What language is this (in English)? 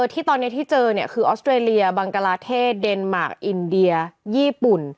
Thai